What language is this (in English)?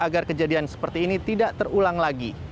Indonesian